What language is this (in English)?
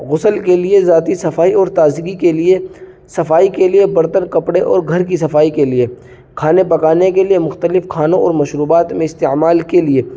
Urdu